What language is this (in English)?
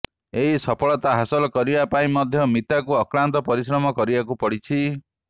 Odia